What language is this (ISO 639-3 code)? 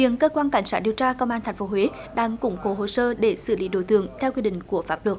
vie